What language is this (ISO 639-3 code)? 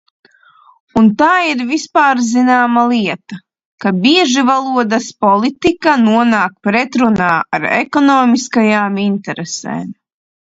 lav